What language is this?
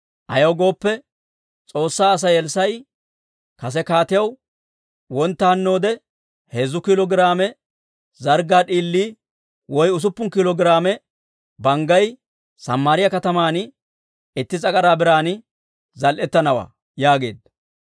Dawro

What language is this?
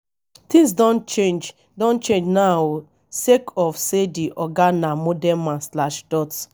Nigerian Pidgin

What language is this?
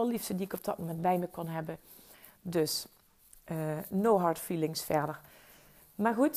Dutch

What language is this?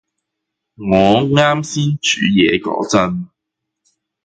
Cantonese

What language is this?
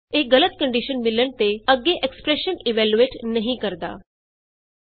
Punjabi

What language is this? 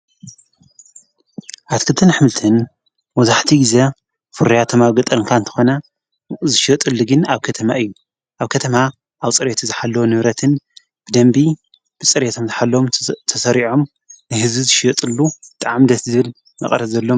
Tigrinya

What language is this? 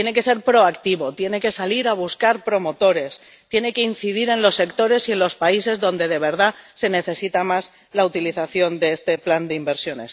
Spanish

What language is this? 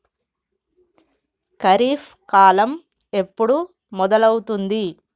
Telugu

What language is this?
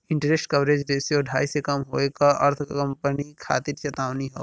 Bhojpuri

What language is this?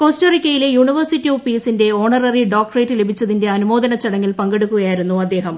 Malayalam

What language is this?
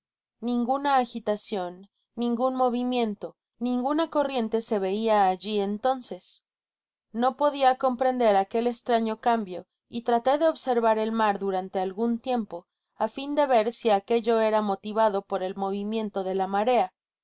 Spanish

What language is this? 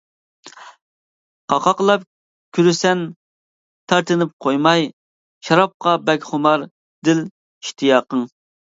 Uyghur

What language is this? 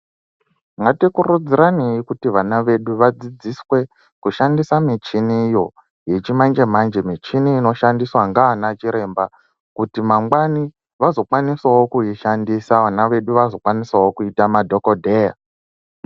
Ndau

